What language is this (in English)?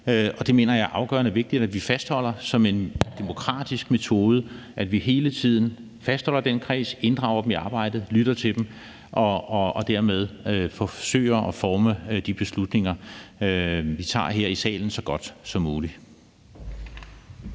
Danish